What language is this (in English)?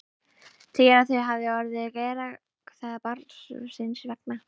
Icelandic